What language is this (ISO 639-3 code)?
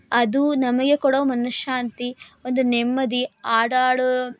kan